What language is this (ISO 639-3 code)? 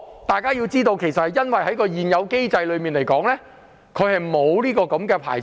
yue